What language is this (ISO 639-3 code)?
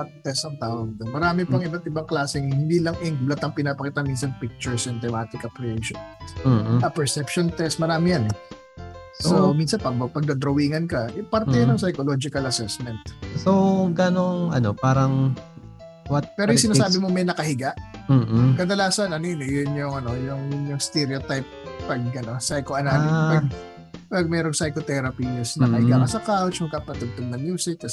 fil